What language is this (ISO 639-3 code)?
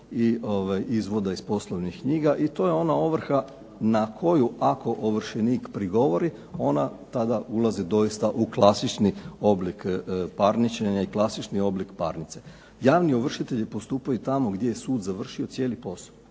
hrv